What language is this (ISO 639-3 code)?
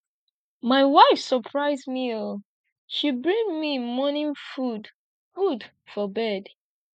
pcm